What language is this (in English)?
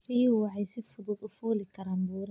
Somali